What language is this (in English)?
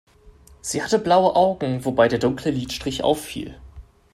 German